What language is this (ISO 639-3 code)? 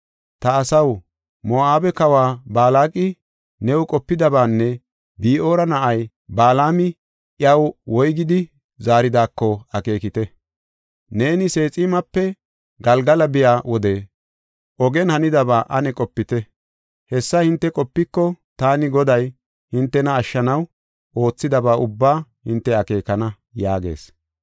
gof